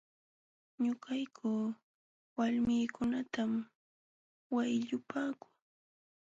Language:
Jauja Wanca Quechua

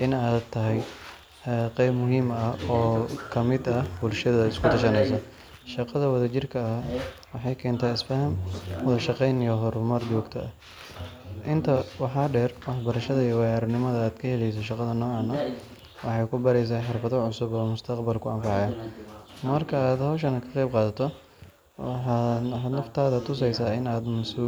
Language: Somali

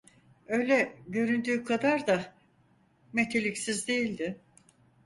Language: Turkish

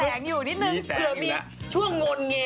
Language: Thai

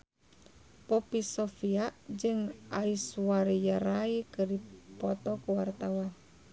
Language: Sundanese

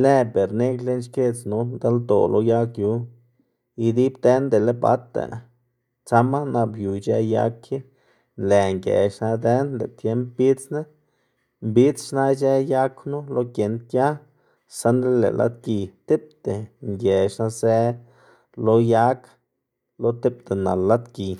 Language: Xanaguía Zapotec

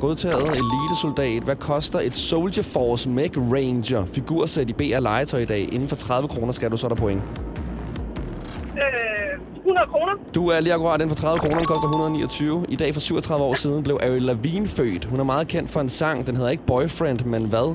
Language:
Danish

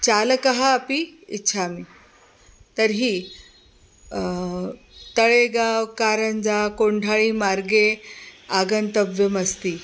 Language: Sanskrit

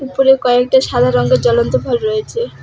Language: Bangla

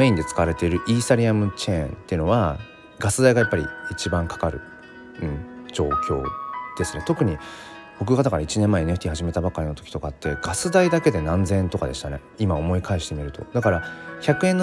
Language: Japanese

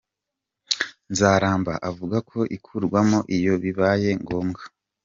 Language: Kinyarwanda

